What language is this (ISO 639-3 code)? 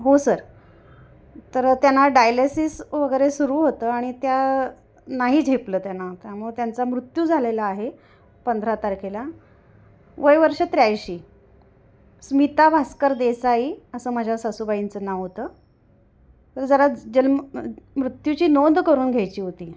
mar